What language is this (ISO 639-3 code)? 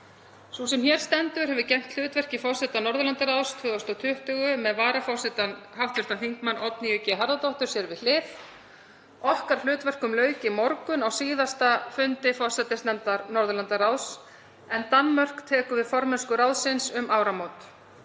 isl